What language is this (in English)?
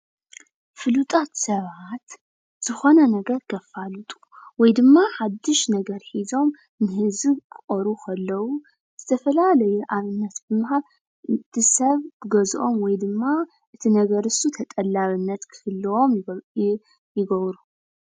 Tigrinya